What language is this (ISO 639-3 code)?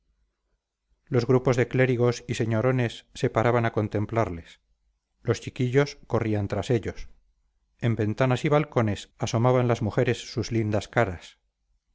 spa